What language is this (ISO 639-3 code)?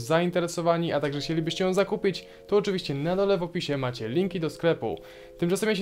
pol